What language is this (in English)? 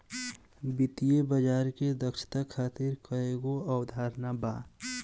Bhojpuri